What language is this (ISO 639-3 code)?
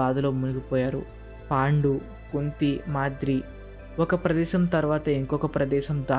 tel